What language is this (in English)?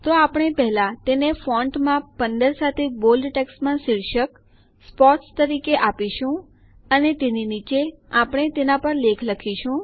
Gujarati